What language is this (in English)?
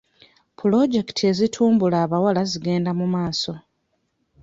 Ganda